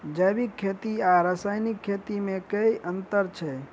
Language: Maithili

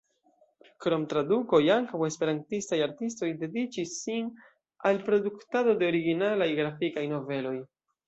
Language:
Esperanto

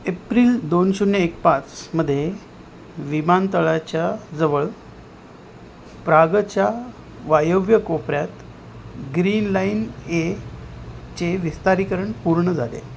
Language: Marathi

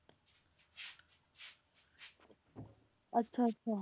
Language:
Punjabi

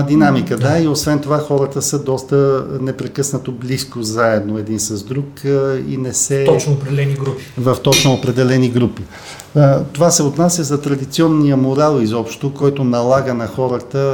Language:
Bulgarian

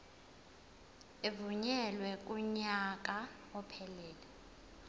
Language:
Zulu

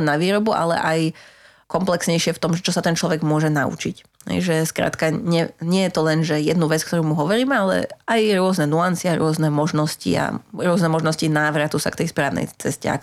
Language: Slovak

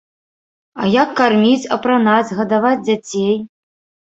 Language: Belarusian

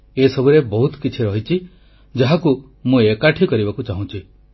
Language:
Odia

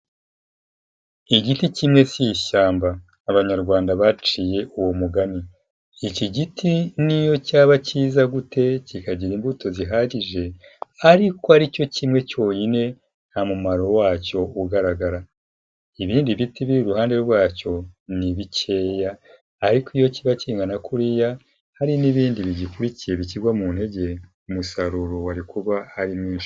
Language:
Kinyarwanda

